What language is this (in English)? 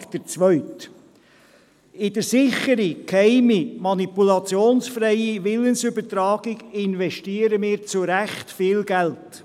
Swiss German